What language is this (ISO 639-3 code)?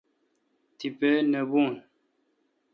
xka